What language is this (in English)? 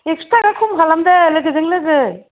Bodo